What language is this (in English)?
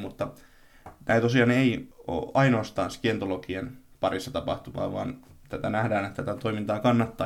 Finnish